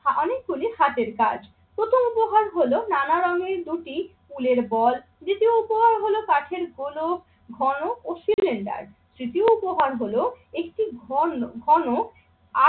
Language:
Bangla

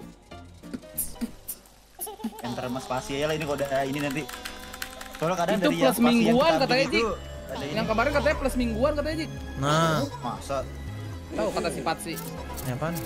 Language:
Indonesian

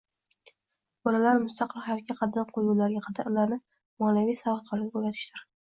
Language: Uzbek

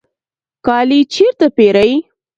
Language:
Pashto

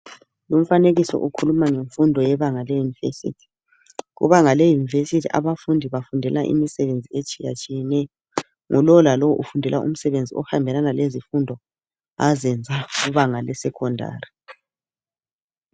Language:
North Ndebele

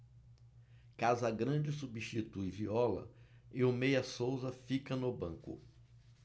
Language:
Portuguese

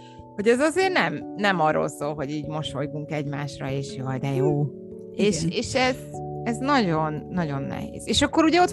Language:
Hungarian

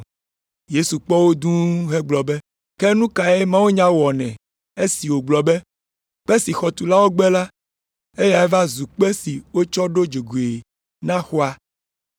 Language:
Ewe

